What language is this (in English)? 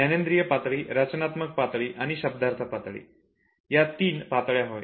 Marathi